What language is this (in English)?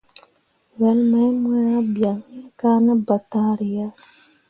Mundang